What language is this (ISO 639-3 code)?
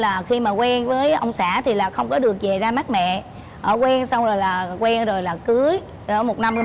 vie